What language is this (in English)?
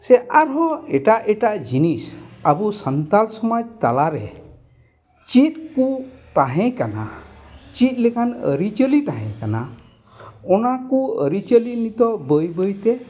Santali